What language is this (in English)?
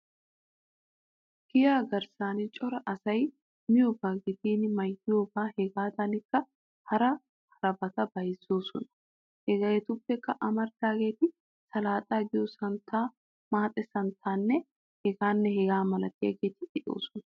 Wolaytta